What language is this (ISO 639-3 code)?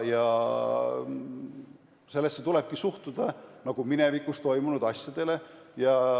est